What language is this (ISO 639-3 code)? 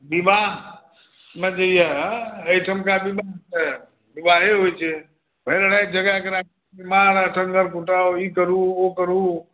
mai